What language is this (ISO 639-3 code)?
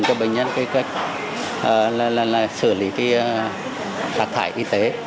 vie